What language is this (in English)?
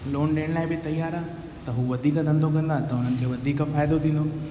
Sindhi